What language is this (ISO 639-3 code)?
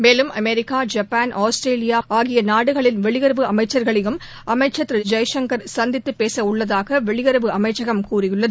tam